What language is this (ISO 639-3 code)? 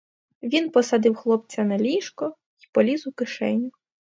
ukr